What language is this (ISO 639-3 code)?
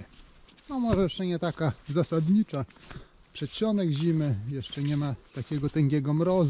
pol